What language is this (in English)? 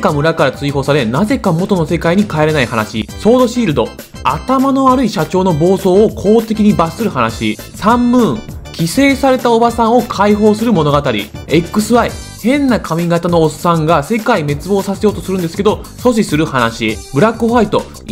Japanese